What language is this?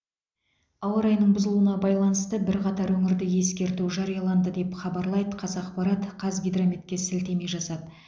Kazakh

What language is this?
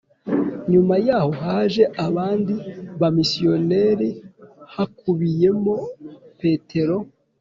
Kinyarwanda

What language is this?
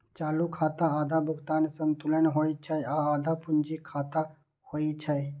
Maithili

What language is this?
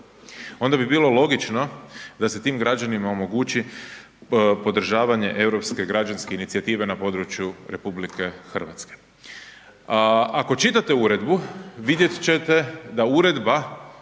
Croatian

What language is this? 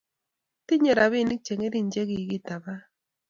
Kalenjin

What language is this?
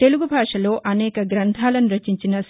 Telugu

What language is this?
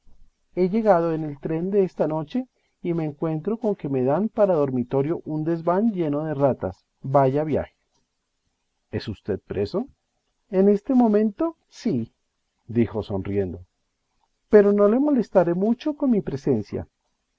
Spanish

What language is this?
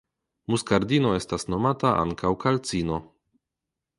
Esperanto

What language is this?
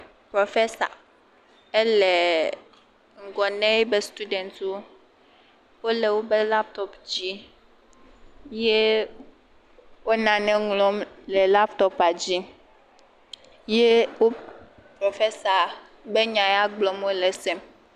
Ewe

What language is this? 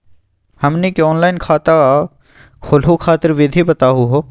Magahi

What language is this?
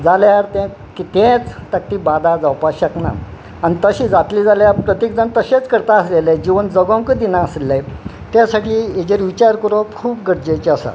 Konkani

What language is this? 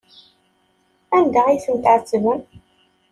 Kabyle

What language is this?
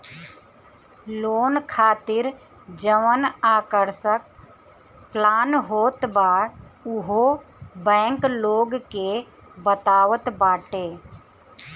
Bhojpuri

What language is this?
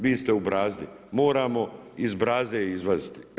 Croatian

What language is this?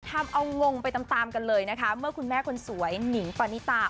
Thai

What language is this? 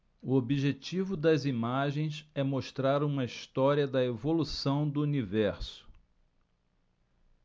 Portuguese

